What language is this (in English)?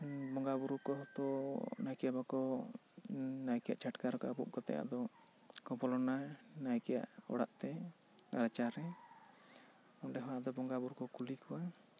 Santali